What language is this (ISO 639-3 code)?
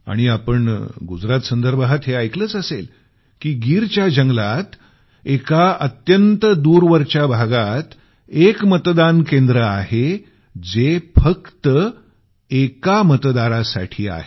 mar